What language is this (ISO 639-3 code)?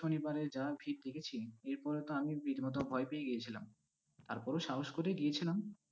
ben